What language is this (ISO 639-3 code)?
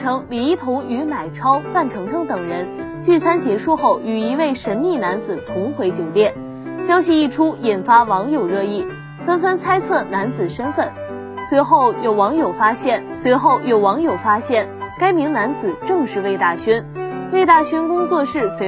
zho